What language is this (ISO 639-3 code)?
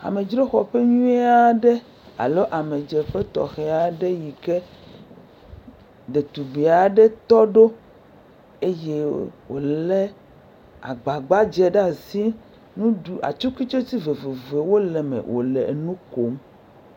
ewe